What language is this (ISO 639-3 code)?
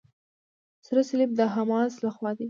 pus